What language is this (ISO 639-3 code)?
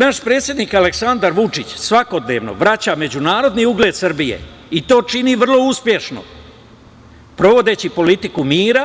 srp